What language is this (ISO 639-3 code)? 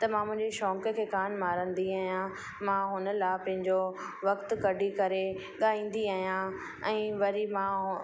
snd